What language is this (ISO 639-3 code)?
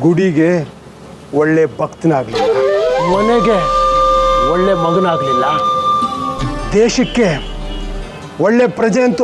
ara